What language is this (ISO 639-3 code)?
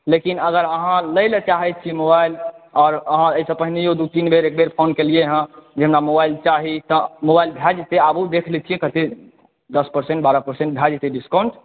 mai